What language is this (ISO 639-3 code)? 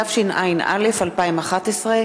heb